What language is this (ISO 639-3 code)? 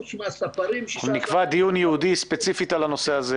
heb